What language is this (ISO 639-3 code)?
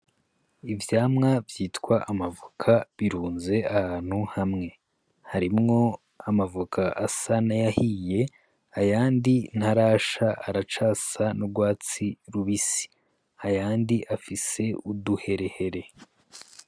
run